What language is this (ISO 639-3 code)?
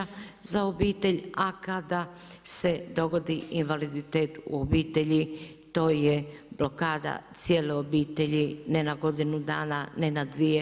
hrv